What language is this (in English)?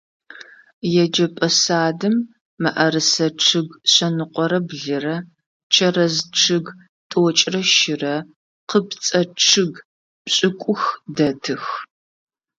Adyghe